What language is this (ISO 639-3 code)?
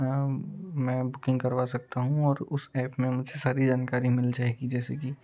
hin